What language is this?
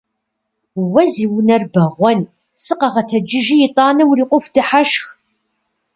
Kabardian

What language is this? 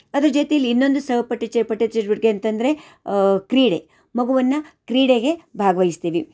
Kannada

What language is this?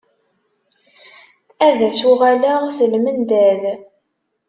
Kabyle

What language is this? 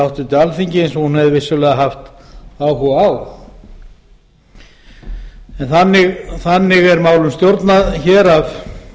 Icelandic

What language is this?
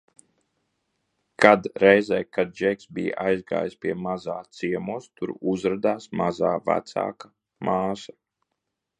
Latvian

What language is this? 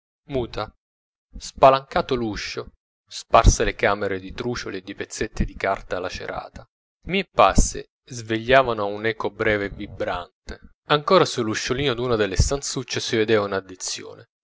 Italian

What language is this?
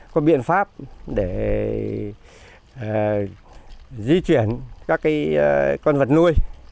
Vietnamese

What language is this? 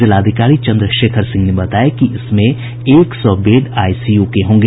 Hindi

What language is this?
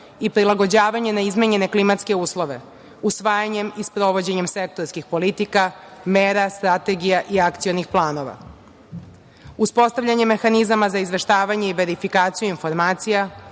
Serbian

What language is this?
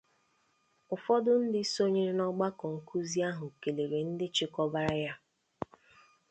Igbo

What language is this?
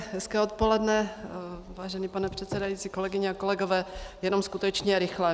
Czech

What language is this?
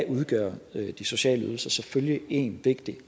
Danish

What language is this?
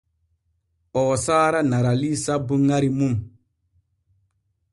Borgu Fulfulde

